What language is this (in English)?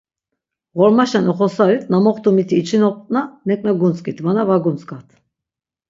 Laz